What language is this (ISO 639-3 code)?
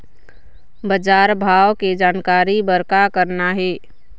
hne